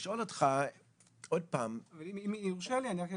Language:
Hebrew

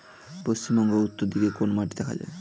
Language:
Bangla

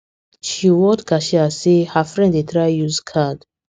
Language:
Nigerian Pidgin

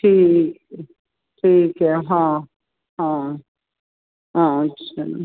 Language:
Punjabi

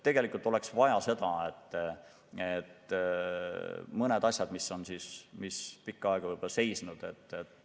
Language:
Estonian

